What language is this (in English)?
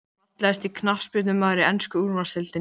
Icelandic